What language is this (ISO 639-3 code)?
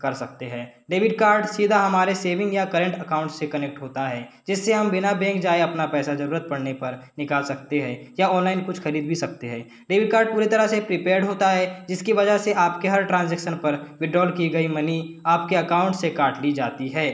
hin